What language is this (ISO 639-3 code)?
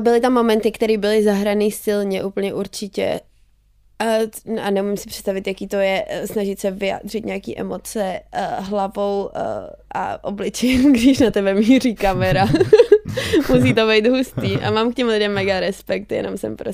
ces